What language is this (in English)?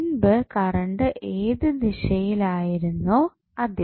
Malayalam